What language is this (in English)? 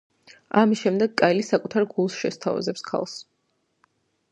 Georgian